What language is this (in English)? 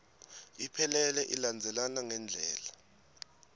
Swati